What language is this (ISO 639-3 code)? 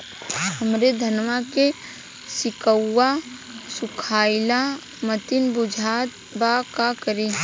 bho